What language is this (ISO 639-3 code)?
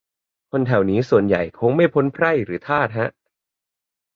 tha